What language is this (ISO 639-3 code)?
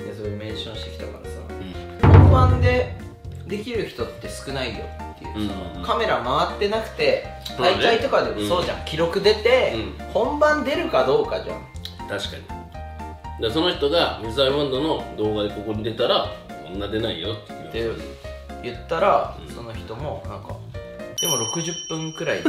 jpn